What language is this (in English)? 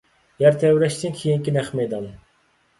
Uyghur